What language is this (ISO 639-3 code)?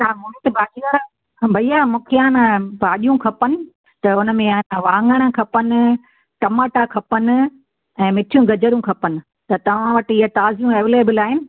snd